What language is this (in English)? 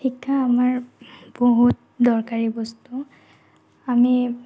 Assamese